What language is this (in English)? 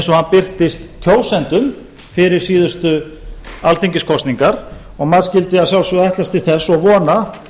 Icelandic